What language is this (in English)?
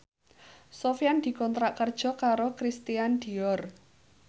Javanese